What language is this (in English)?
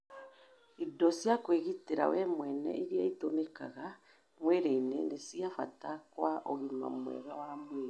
Kikuyu